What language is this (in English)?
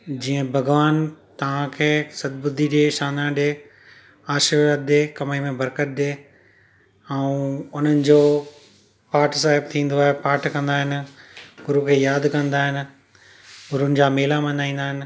Sindhi